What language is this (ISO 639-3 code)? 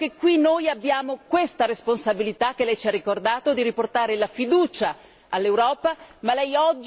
ita